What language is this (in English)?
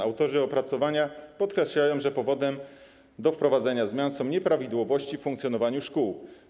Polish